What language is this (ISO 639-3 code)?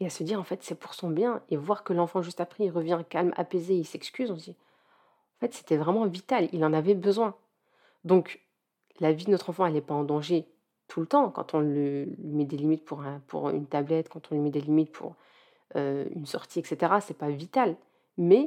fra